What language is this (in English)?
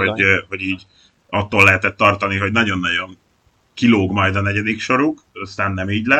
Hungarian